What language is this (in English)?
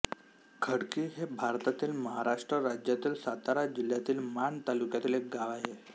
Marathi